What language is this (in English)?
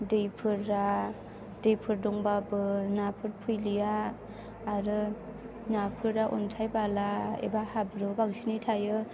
Bodo